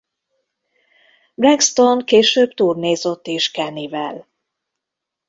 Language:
Hungarian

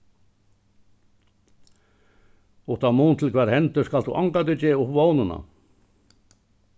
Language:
Faroese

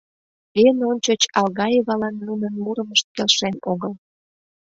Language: Mari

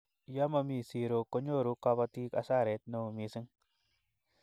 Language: Kalenjin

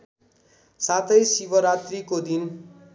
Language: Nepali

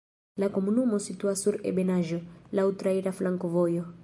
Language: Esperanto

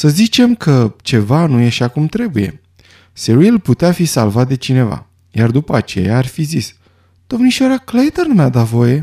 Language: Romanian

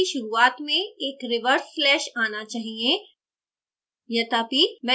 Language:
Hindi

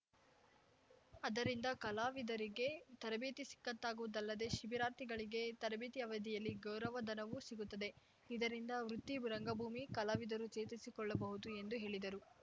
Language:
Kannada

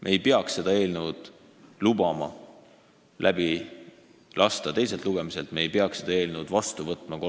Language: Estonian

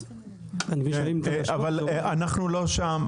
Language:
Hebrew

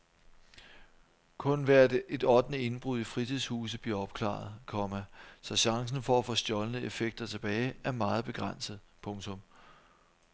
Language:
Danish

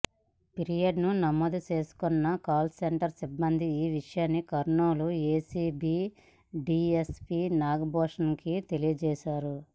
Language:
Telugu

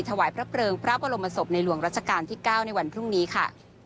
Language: Thai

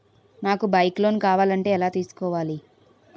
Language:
Telugu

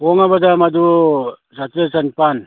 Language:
Manipuri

